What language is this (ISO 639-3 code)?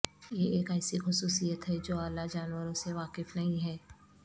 urd